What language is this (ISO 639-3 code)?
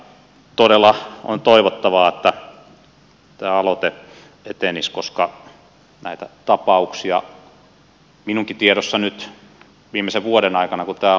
fin